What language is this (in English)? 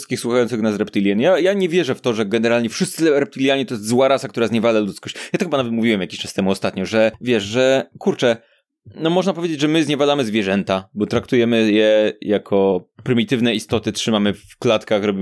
Polish